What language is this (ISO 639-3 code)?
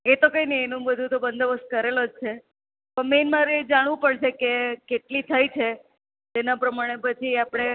guj